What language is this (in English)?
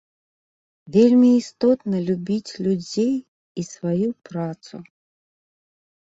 Belarusian